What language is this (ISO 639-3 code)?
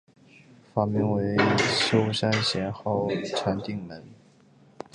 zho